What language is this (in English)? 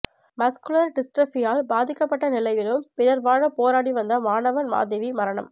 Tamil